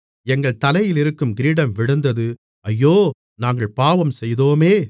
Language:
Tamil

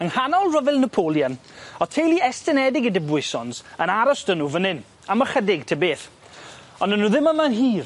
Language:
Welsh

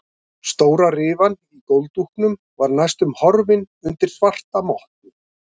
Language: Icelandic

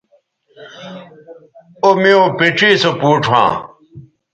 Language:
Bateri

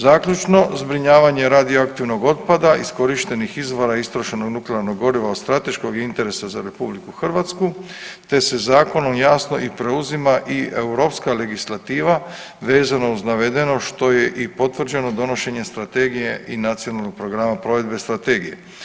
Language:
Croatian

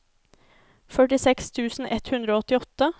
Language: Norwegian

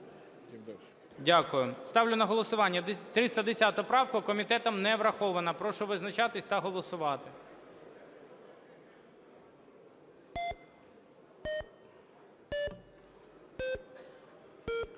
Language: Ukrainian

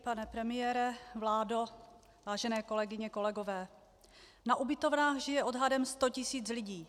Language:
Czech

